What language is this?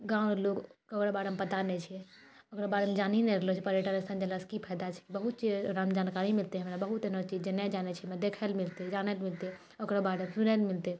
Maithili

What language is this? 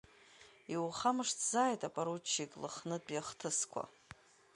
Abkhazian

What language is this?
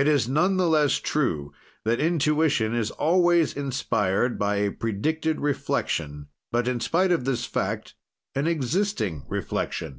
English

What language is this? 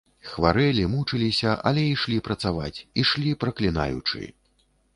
Belarusian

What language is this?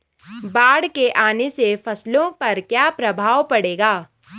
Hindi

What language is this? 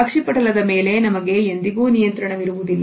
Kannada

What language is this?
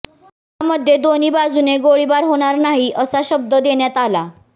Marathi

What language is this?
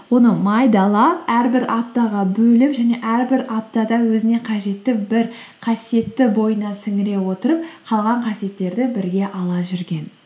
Kazakh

